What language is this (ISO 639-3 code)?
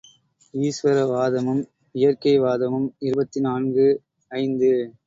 tam